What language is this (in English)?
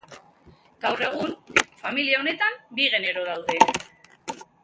Basque